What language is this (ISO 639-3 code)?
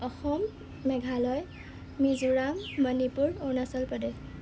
asm